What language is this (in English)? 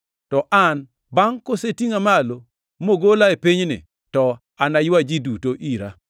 Luo (Kenya and Tanzania)